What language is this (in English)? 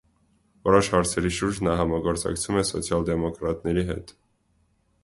Armenian